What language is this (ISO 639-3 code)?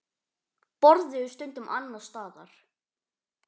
isl